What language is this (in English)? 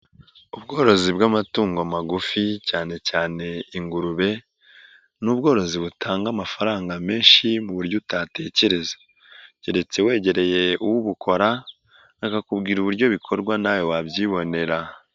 Kinyarwanda